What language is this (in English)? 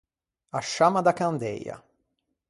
Ligurian